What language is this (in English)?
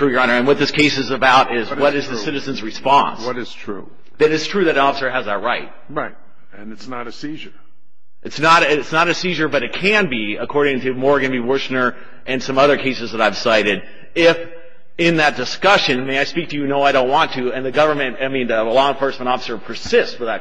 English